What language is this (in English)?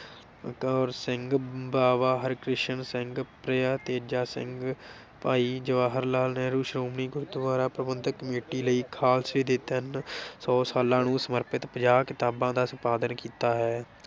Punjabi